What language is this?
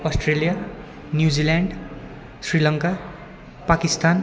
Nepali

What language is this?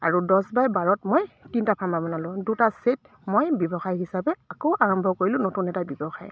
Assamese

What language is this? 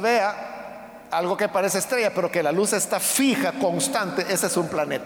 Spanish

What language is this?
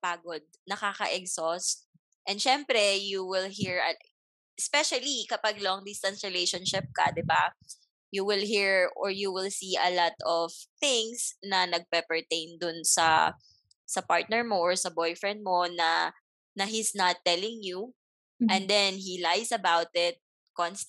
Filipino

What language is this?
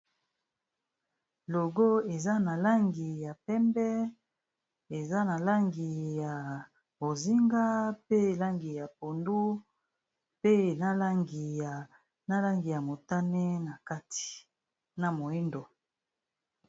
Lingala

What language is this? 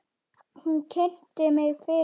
Icelandic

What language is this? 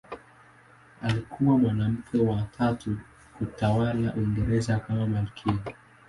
Swahili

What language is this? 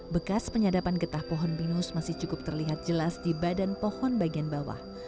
Indonesian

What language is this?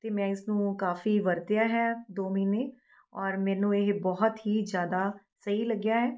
Punjabi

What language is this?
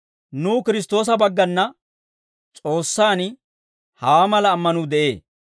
Dawro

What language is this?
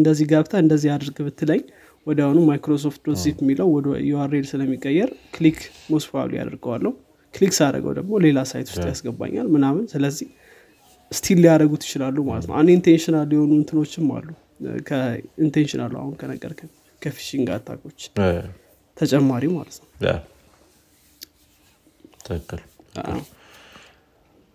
Amharic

